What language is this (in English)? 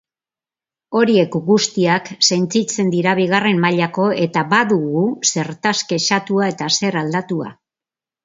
Basque